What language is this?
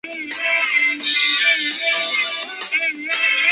Chinese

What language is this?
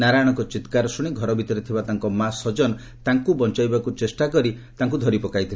Odia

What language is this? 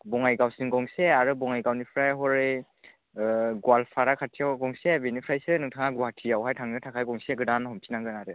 Bodo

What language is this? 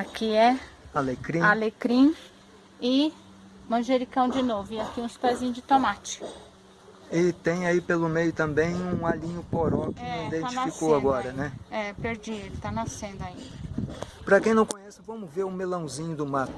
Portuguese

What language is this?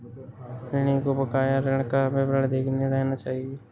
Hindi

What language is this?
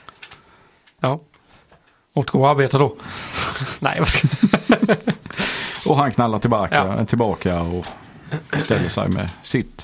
Swedish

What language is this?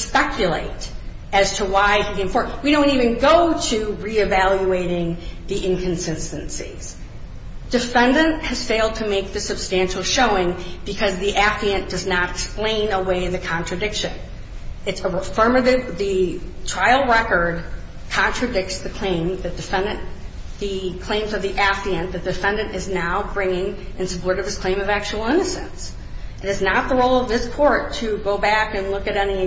English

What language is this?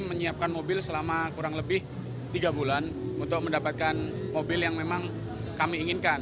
Indonesian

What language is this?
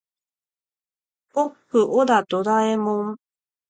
Japanese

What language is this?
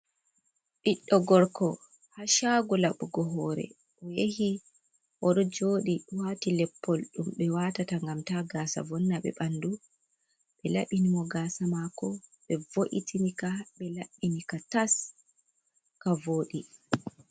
Fula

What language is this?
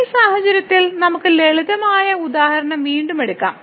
Malayalam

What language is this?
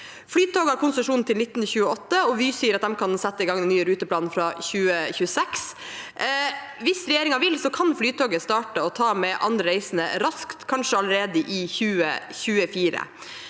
Norwegian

